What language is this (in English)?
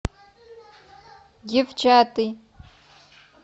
Russian